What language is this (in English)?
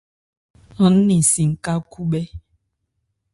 Ebrié